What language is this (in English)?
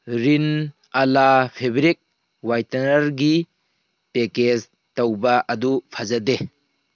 Manipuri